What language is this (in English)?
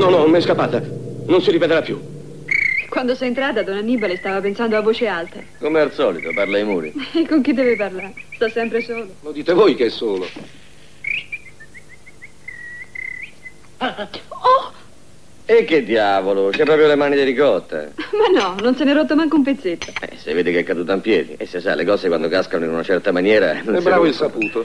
Italian